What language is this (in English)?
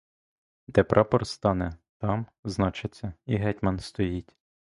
Ukrainian